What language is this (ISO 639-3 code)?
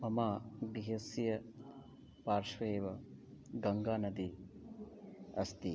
san